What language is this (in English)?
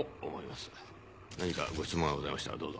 Japanese